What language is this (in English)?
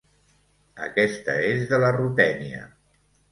Catalan